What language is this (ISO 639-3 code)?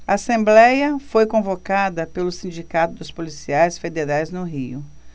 por